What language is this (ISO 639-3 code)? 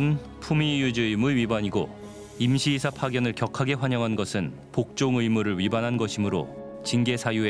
kor